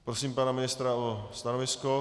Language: Czech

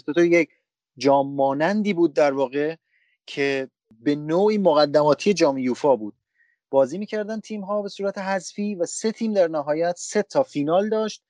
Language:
Persian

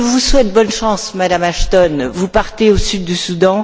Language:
French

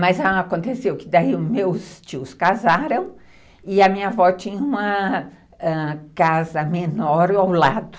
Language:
Portuguese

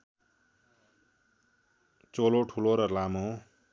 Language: Nepali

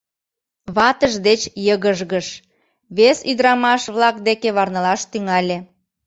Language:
Mari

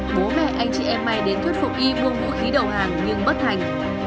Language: Vietnamese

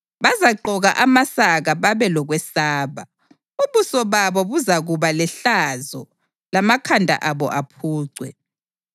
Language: North Ndebele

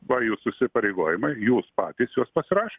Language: Lithuanian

